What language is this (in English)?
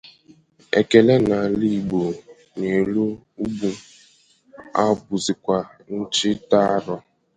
Igbo